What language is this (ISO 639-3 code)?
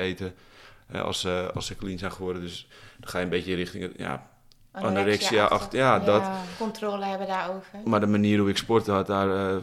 nld